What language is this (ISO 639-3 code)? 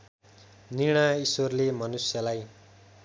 nep